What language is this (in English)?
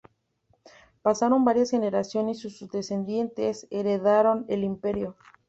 Spanish